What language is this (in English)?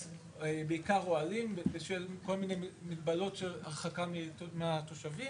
Hebrew